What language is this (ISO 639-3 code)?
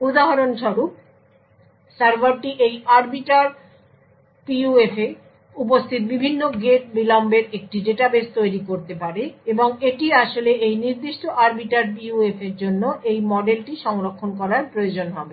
ben